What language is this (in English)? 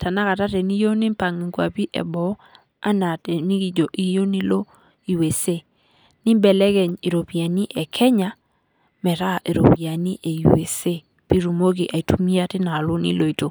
Masai